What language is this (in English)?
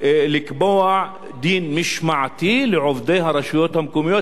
Hebrew